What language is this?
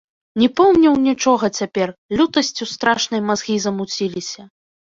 Belarusian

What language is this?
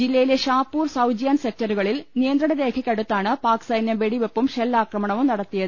Malayalam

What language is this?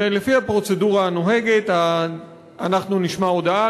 Hebrew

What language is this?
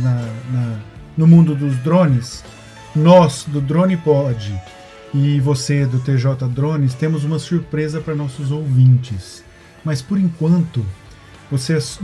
Portuguese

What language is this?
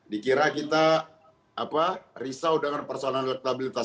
Indonesian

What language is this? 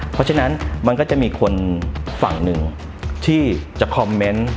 Thai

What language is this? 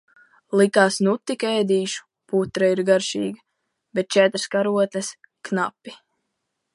Latvian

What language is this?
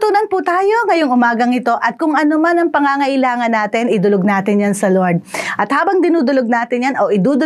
Filipino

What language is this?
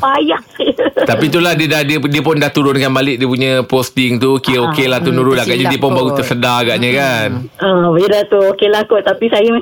Malay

